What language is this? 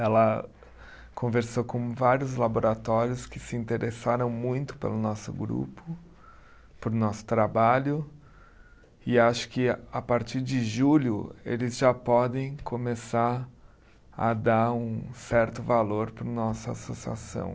Portuguese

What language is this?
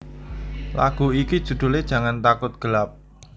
Javanese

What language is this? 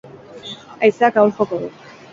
Basque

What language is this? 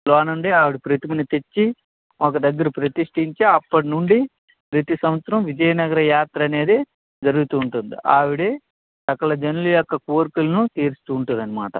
Telugu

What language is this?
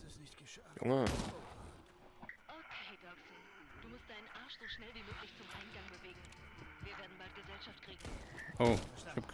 German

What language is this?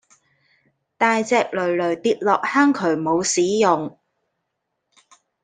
Cantonese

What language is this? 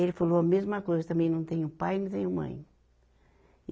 Portuguese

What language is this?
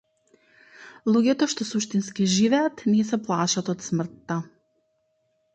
Macedonian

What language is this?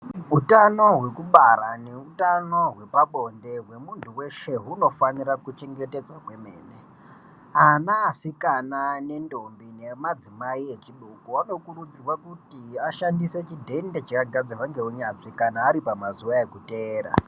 Ndau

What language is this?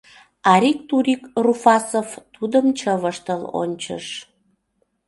Mari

